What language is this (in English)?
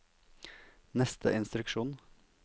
Norwegian